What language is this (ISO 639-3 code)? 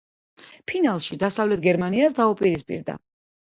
kat